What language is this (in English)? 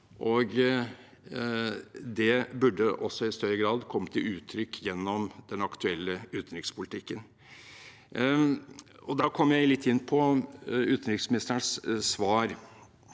Norwegian